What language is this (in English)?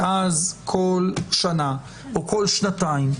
Hebrew